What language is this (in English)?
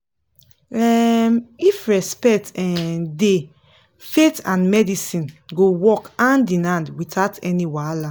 Nigerian Pidgin